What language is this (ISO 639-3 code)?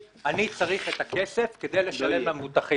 heb